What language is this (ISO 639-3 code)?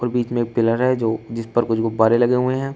hin